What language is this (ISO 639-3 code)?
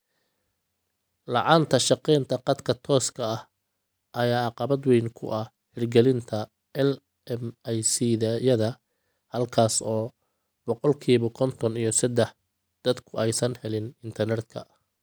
som